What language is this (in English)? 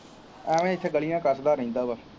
Punjabi